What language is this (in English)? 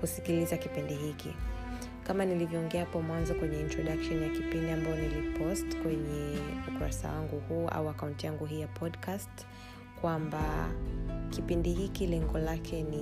Swahili